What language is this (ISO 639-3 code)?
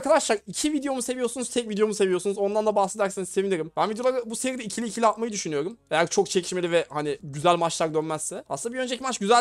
tur